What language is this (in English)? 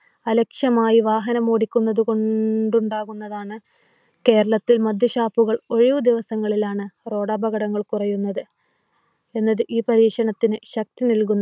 Malayalam